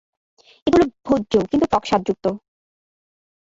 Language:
Bangla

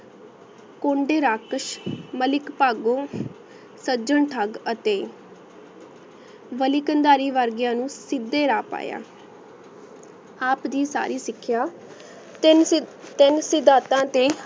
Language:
Punjabi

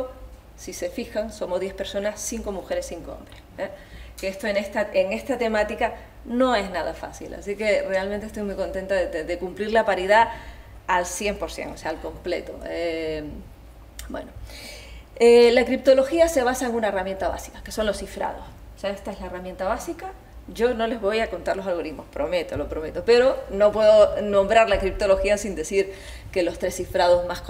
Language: Spanish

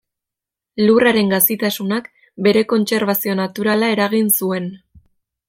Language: Basque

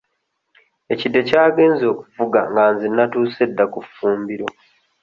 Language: Ganda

